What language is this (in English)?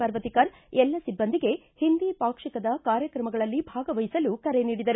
Kannada